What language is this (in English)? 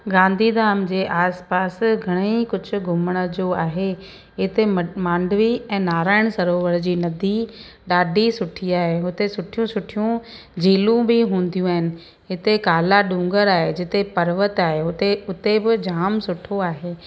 Sindhi